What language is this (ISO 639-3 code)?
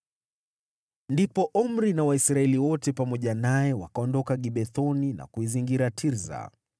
swa